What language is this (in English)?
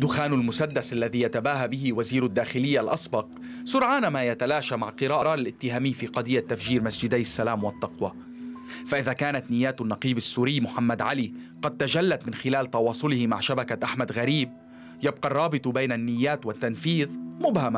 Arabic